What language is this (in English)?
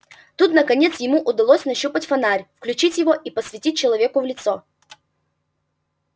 Russian